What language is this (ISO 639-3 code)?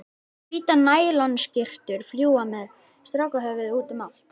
isl